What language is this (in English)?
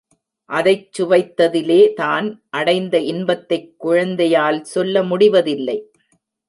Tamil